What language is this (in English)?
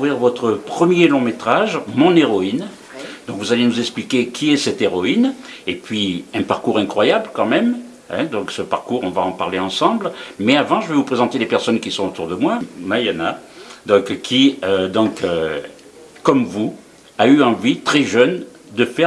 French